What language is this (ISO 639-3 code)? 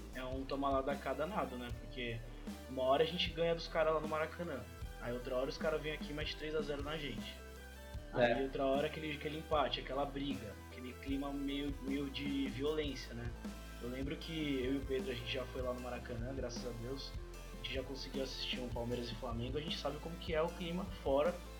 por